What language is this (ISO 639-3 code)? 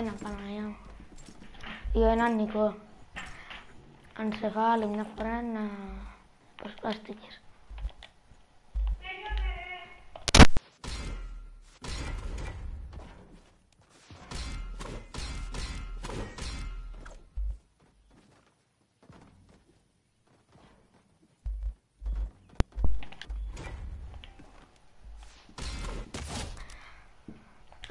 spa